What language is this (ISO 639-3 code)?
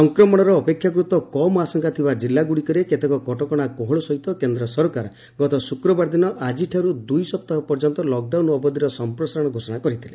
ori